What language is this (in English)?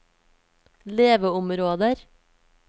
Norwegian